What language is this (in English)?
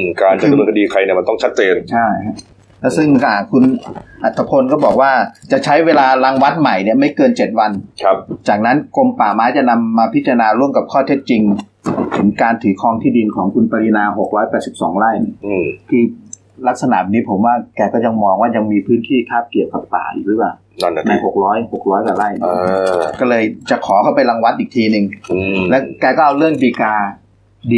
Thai